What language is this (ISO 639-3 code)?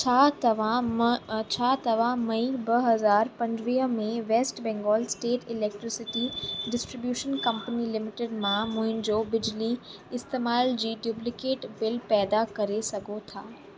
snd